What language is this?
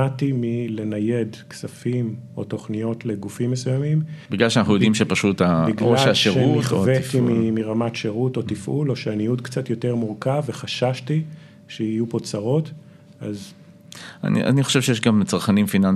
Hebrew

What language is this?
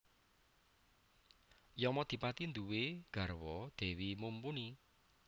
Javanese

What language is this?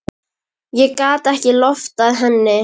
Icelandic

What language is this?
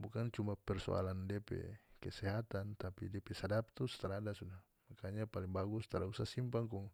North Moluccan Malay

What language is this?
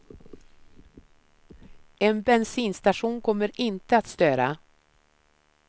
Swedish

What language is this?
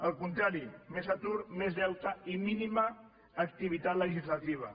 Catalan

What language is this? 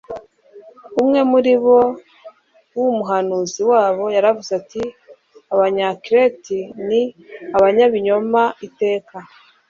Kinyarwanda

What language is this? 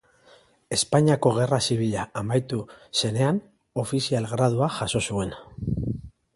Basque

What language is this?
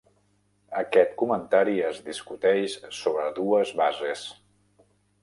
Catalan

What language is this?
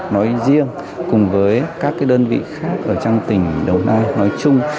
Vietnamese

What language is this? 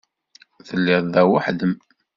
Kabyle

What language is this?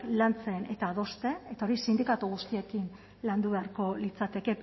Basque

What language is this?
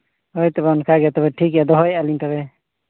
Santali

